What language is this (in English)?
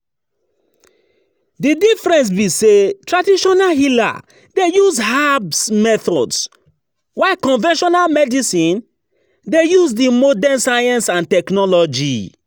Nigerian Pidgin